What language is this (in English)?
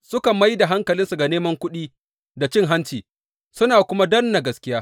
Hausa